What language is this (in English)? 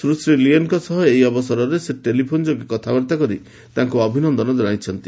Odia